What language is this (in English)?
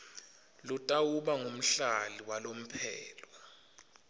Swati